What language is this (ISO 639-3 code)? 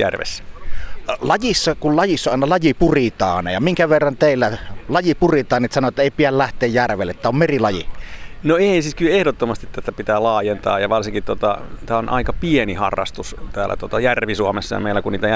fin